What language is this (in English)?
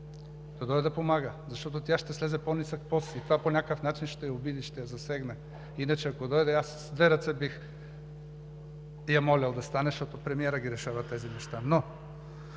Bulgarian